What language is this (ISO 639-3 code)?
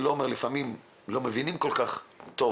heb